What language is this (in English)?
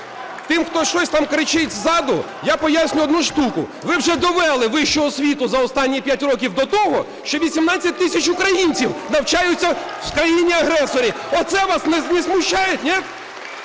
Ukrainian